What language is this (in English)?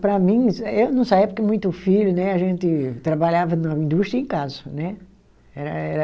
Portuguese